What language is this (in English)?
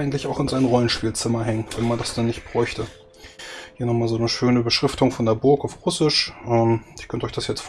German